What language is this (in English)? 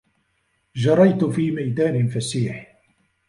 Arabic